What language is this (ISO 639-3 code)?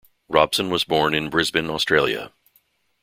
eng